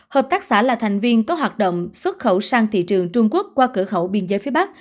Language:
Vietnamese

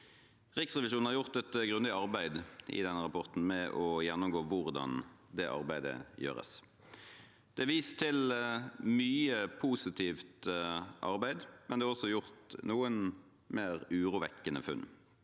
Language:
Norwegian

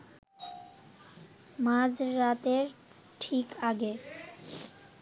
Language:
Bangla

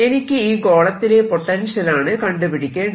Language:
Malayalam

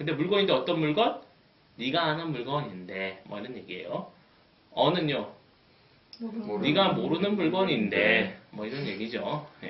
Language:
Korean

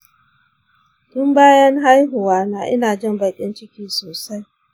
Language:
Hausa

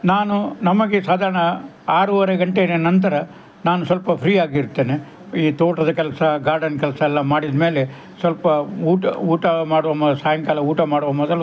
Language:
Kannada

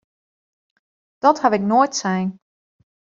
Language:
Western Frisian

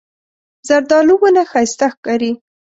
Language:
Pashto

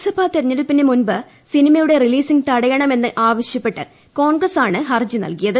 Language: Malayalam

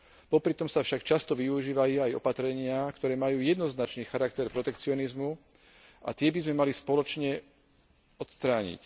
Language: Slovak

